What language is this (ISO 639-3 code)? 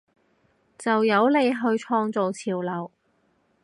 yue